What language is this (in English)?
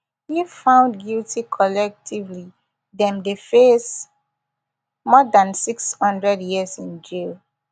Nigerian Pidgin